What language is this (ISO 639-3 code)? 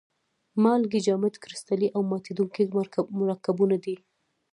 pus